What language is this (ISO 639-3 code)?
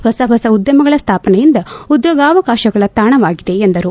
kan